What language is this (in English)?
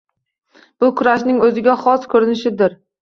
Uzbek